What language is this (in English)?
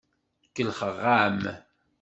Kabyle